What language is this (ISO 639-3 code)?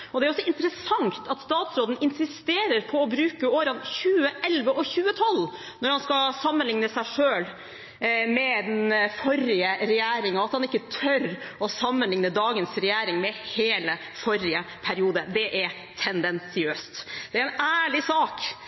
nob